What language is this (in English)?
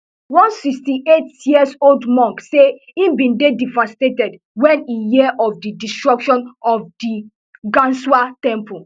Nigerian Pidgin